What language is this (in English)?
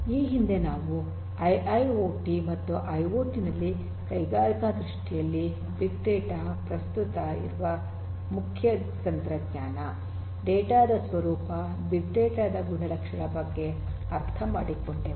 Kannada